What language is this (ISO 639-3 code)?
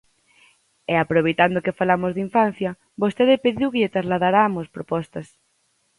glg